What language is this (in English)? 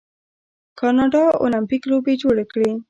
Pashto